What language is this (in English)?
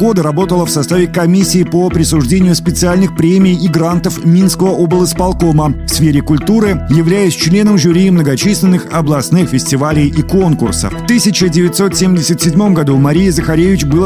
Russian